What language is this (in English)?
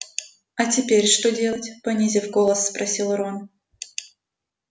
Russian